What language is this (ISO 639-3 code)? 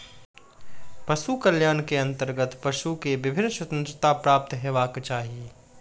mai